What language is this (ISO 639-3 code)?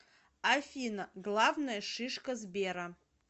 rus